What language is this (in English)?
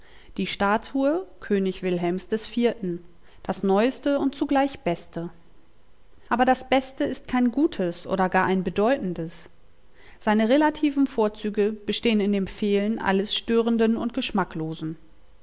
German